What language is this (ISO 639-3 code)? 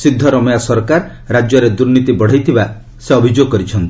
ori